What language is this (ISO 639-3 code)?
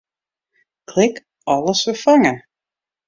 fry